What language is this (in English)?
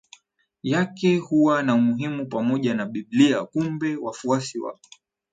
Swahili